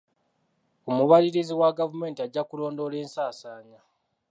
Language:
Ganda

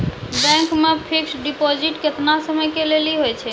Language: Maithili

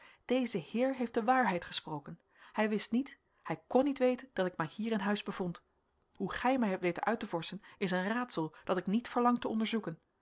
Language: Dutch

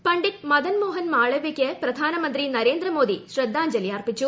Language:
Malayalam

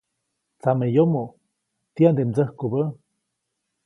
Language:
Copainalá Zoque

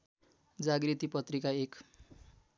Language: Nepali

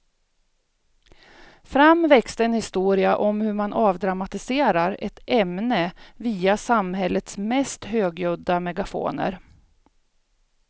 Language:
Swedish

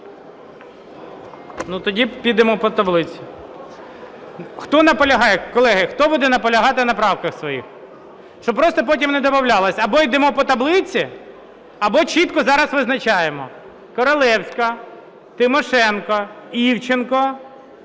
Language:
Ukrainian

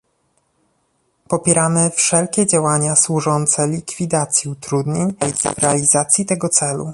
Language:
Polish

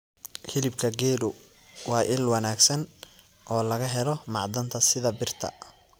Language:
Somali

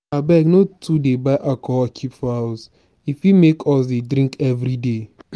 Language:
Nigerian Pidgin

